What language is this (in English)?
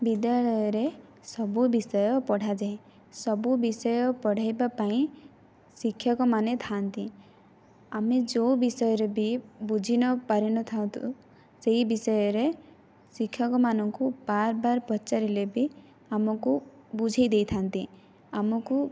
Odia